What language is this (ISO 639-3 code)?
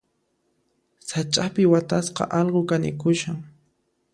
qxp